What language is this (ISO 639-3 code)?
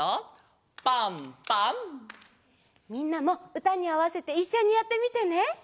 jpn